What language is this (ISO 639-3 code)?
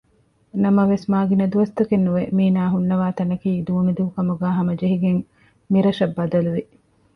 div